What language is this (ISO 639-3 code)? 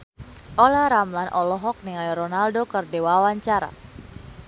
sun